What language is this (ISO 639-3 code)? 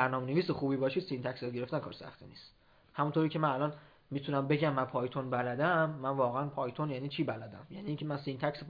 fas